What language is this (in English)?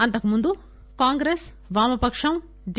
Telugu